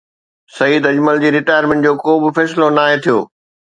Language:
Sindhi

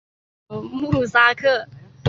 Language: Chinese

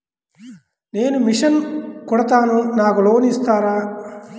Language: Telugu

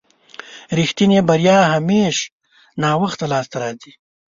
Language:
Pashto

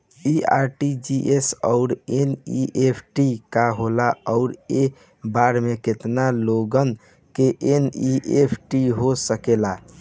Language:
Bhojpuri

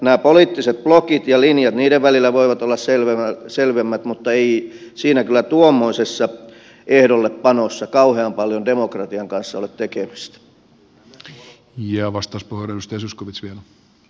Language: Finnish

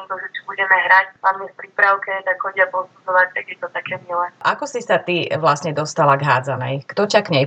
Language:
Slovak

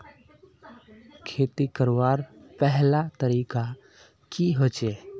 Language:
Magahi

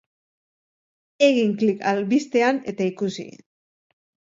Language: Basque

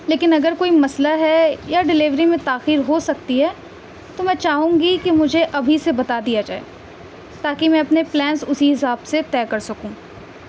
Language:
Urdu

